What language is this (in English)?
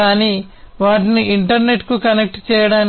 Telugu